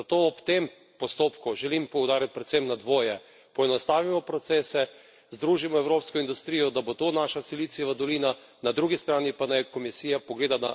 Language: Slovenian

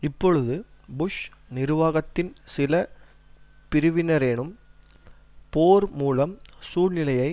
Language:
Tamil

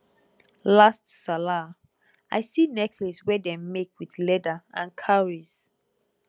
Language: Nigerian Pidgin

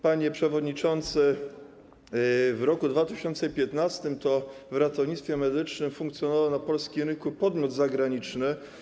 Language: Polish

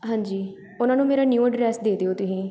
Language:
Punjabi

